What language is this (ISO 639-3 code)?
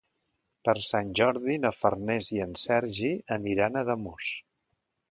cat